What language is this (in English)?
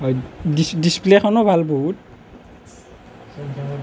Assamese